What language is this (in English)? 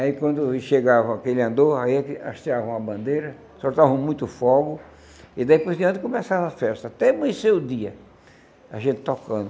Portuguese